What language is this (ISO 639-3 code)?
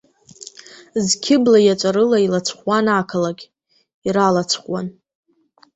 abk